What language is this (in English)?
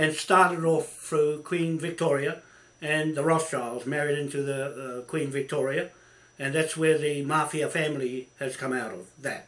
English